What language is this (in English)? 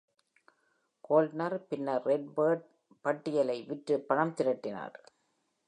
Tamil